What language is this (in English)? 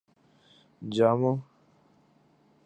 Urdu